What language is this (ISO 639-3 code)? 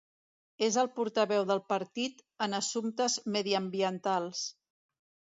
cat